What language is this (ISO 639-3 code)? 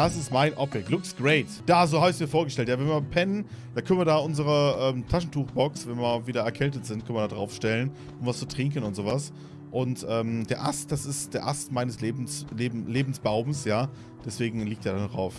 deu